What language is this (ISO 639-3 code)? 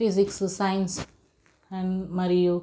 tel